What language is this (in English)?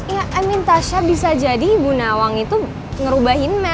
Indonesian